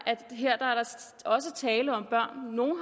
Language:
Danish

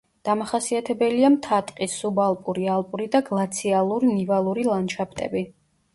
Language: Georgian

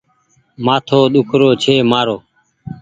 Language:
Goaria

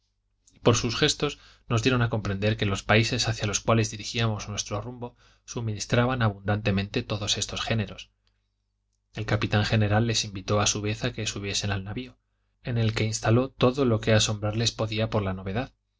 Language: Spanish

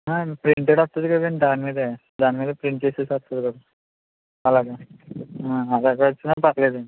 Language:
Telugu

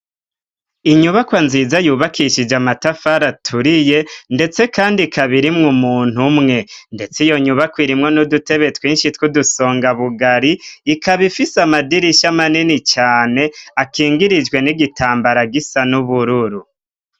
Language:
Rundi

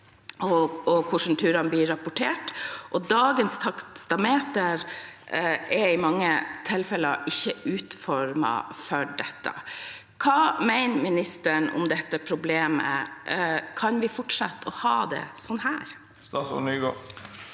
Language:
Norwegian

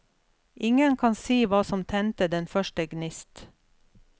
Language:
Norwegian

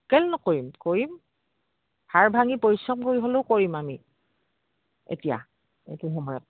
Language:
Assamese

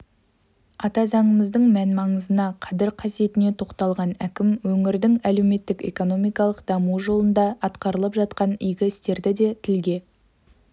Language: Kazakh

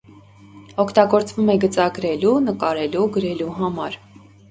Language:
Armenian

